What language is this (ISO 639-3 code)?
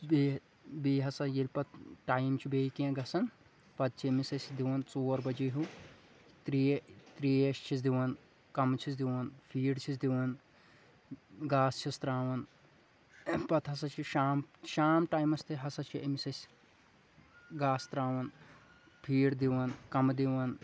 kas